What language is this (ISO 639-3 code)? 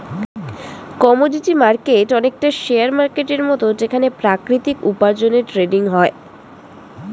ben